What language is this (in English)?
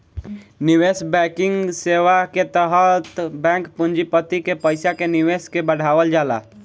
Bhojpuri